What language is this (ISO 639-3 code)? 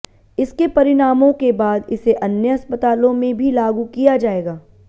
hin